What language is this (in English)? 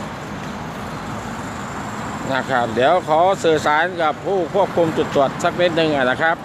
Thai